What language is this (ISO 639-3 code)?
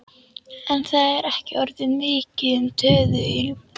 isl